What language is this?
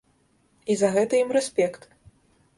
Belarusian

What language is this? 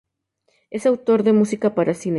Spanish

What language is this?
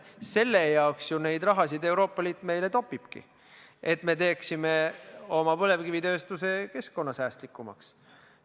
Estonian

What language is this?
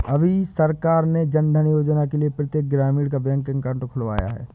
Hindi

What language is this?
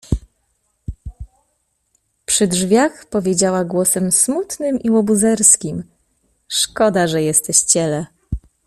Polish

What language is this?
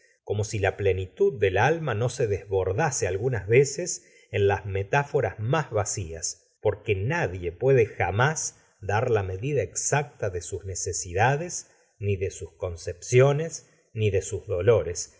Spanish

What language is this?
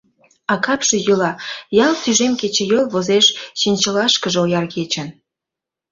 Mari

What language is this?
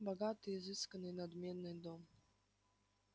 Russian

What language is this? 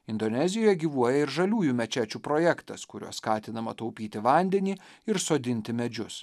Lithuanian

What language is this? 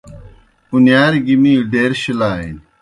Kohistani Shina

